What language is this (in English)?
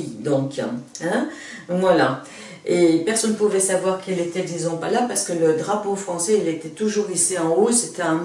French